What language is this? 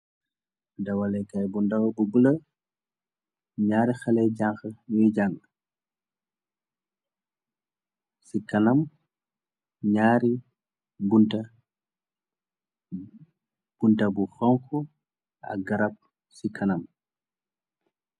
Wolof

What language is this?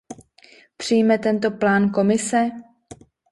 Czech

